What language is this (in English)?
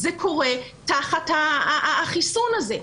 Hebrew